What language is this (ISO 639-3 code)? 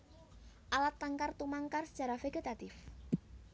jav